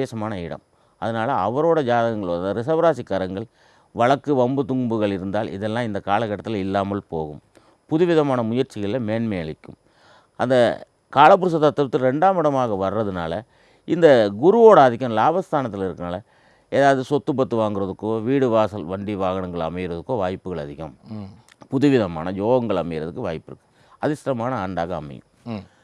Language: Indonesian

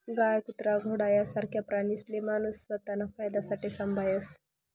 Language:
Marathi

